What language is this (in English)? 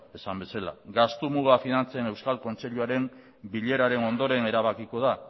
Basque